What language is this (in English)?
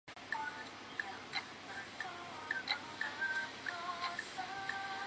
Chinese